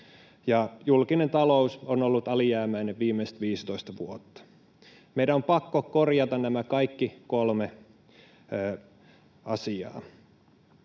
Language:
Finnish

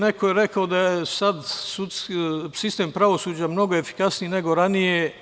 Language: Serbian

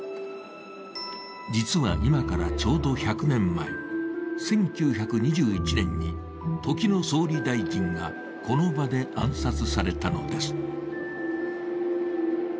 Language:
Japanese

